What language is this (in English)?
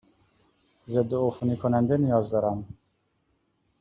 Persian